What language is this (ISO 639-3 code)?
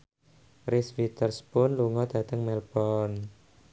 jav